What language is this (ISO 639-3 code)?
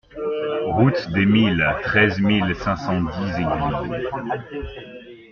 fra